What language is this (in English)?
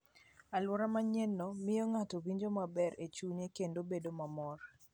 Luo (Kenya and Tanzania)